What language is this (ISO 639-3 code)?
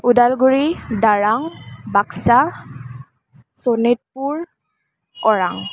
asm